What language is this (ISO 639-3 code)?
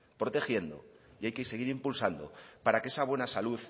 spa